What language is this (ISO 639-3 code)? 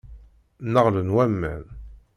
kab